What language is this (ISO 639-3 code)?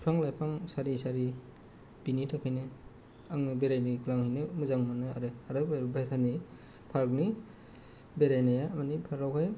brx